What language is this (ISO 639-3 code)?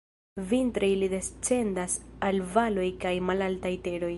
epo